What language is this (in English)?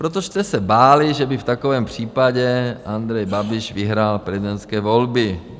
Czech